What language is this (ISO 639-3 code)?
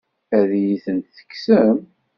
kab